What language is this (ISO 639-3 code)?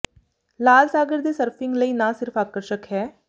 pan